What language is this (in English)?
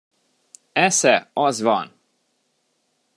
Hungarian